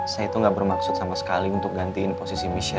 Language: Indonesian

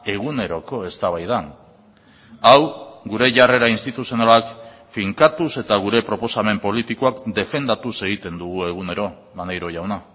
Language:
Basque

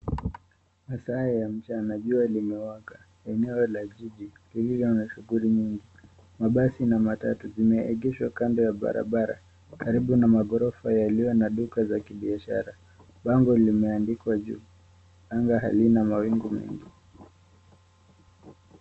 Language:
Swahili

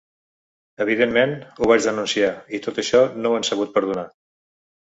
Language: Catalan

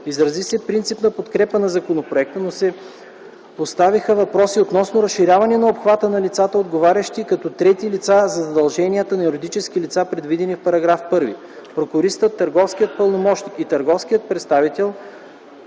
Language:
Bulgarian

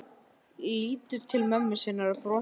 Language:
Icelandic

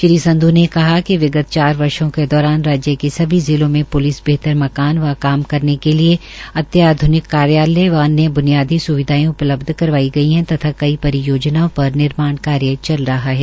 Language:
Hindi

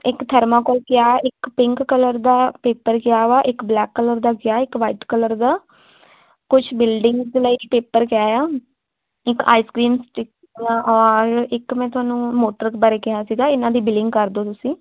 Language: Punjabi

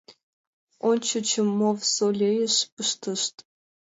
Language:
Mari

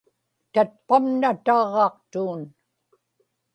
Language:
Inupiaq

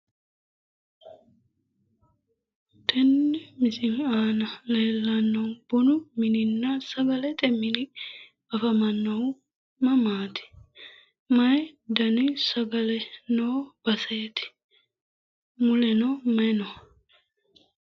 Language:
Sidamo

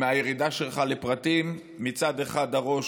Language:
Hebrew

